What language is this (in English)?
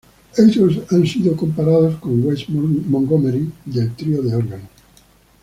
Spanish